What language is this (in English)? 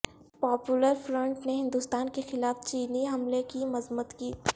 Urdu